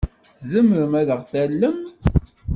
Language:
Kabyle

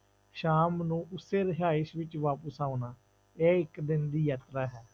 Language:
Punjabi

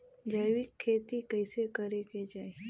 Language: Bhojpuri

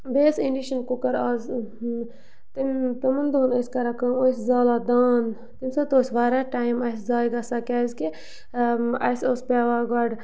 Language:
Kashmiri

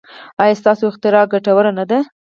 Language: Pashto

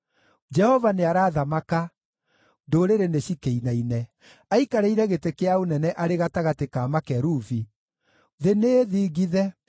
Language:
Kikuyu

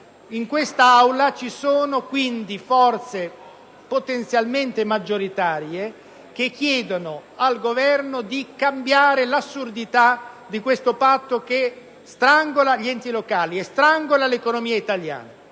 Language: Italian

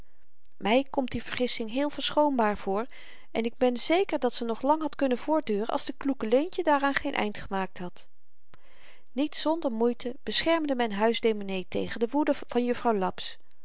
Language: Dutch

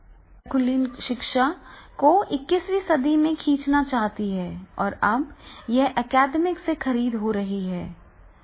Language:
Hindi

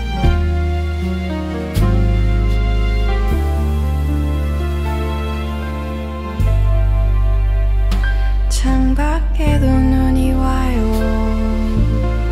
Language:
Korean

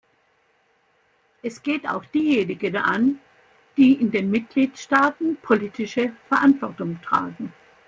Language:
German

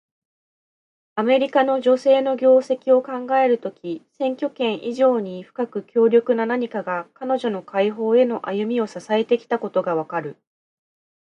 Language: Japanese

